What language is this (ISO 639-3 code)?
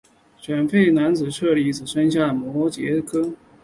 zho